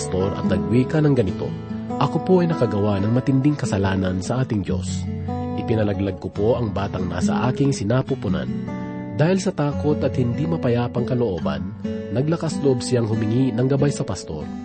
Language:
Filipino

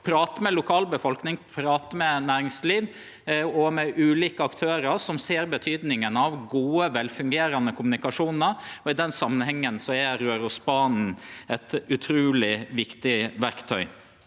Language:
Norwegian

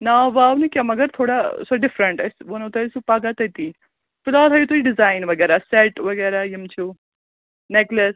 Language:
Kashmiri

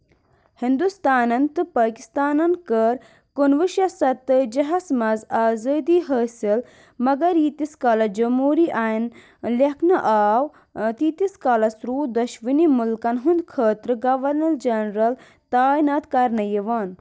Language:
Kashmiri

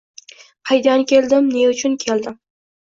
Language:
Uzbek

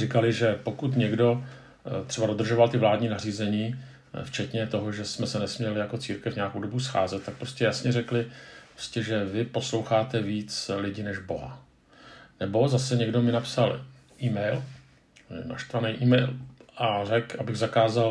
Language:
Czech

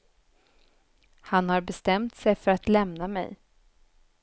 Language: Swedish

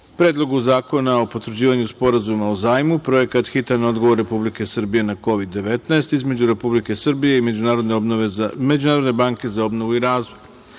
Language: Serbian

